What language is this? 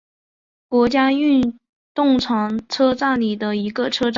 Chinese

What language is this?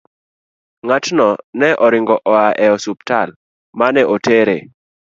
Luo (Kenya and Tanzania)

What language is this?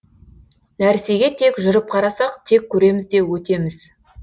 Kazakh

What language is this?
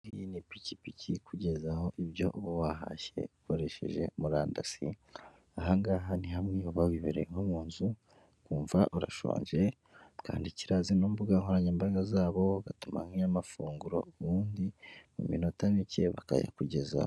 Kinyarwanda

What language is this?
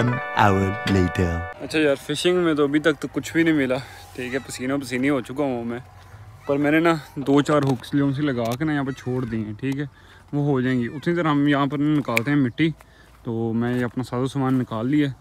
Hindi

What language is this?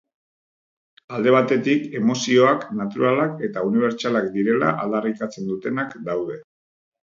Basque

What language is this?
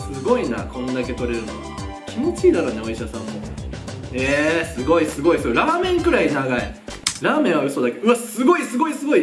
Japanese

